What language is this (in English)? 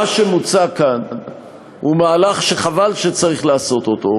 Hebrew